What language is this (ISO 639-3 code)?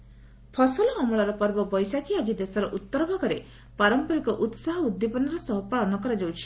ori